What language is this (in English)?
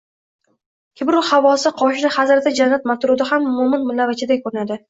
Uzbek